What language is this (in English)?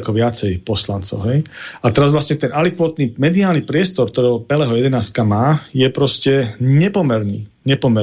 Slovak